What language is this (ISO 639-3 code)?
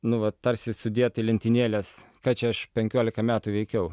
lit